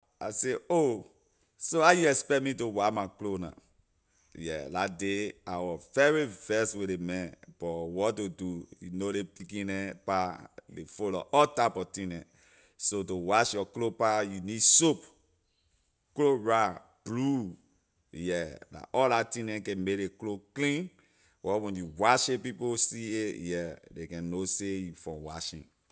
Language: Liberian English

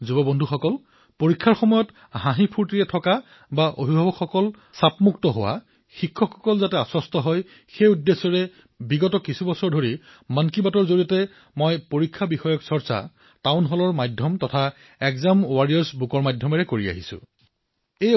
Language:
Assamese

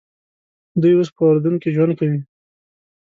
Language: Pashto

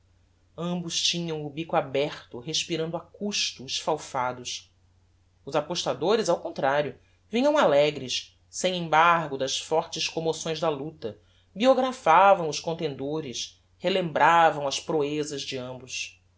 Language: Portuguese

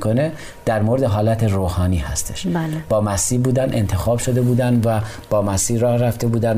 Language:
Persian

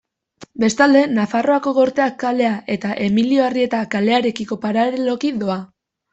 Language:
Basque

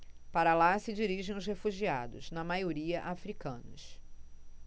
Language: Portuguese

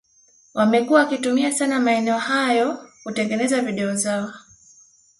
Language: Swahili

